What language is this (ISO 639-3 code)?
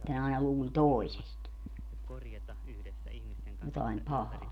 fin